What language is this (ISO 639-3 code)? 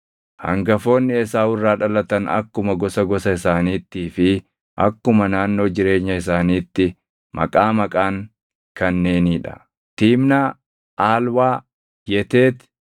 orm